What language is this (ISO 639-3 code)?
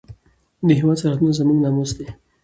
pus